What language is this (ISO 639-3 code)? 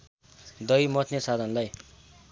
nep